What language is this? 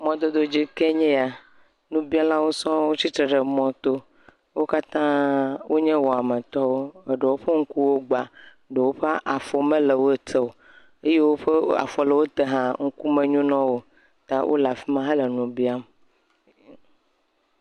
Ewe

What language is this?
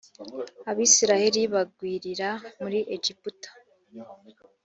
Kinyarwanda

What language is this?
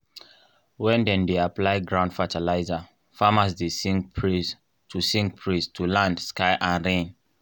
Nigerian Pidgin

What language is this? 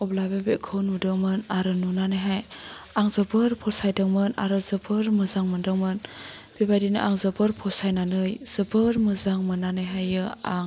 Bodo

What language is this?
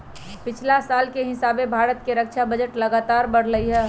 Magahi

